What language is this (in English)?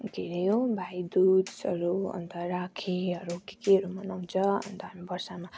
Nepali